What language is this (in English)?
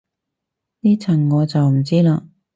Cantonese